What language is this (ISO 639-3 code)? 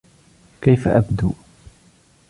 ara